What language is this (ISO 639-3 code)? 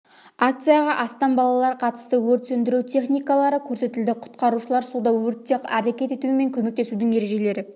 kaz